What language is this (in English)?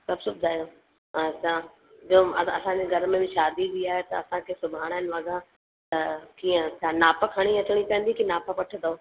Sindhi